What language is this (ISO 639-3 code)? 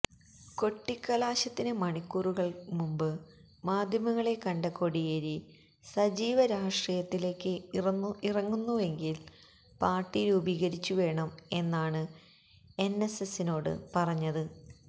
mal